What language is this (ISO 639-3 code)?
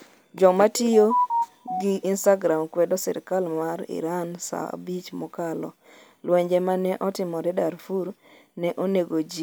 luo